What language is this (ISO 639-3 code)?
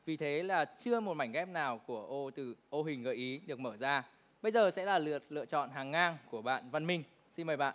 vie